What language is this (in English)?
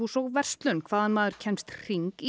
Icelandic